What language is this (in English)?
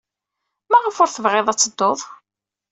Kabyle